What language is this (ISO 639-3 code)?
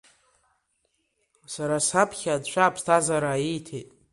abk